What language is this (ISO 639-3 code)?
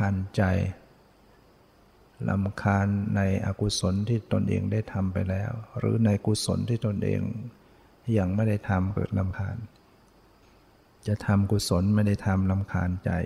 tha